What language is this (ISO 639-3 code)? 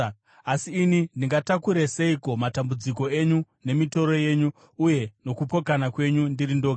sna